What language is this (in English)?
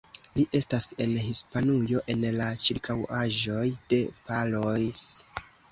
Esperanto